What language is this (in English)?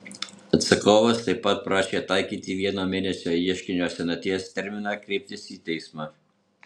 Lithuanian